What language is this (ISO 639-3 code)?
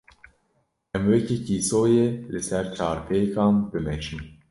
kur